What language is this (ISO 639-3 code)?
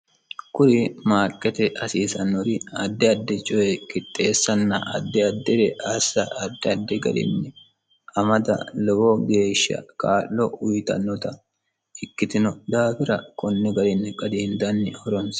sid